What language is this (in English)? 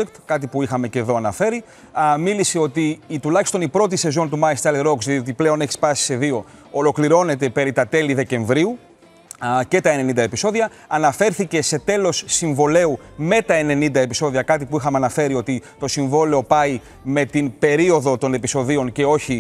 Greek